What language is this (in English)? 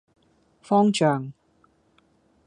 Cantonese